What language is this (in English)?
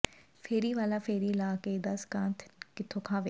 Punjabi